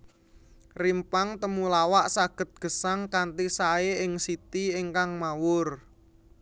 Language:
Javanese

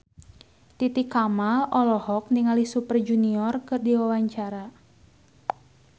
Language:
Sundanese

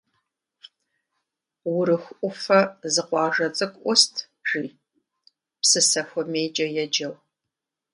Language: Kabardian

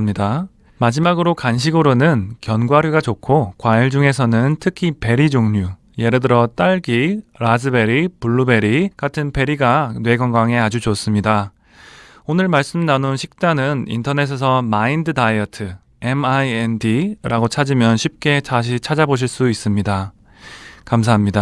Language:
Korean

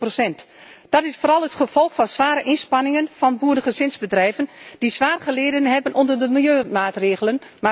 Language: Dutch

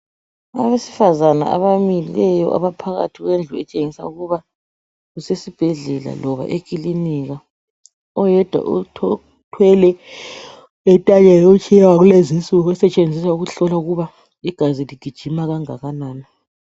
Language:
North Ndebele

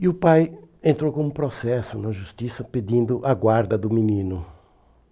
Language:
Portuguese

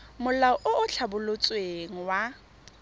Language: Tswana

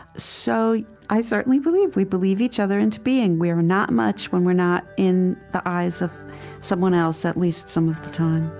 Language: English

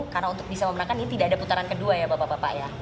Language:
Indonesian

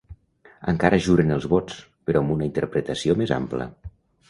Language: Catalan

